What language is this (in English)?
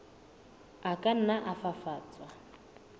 Southern Sotho